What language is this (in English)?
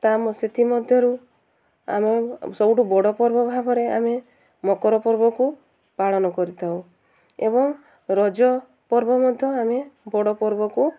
Odia